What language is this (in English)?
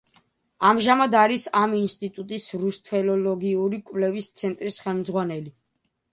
Georgian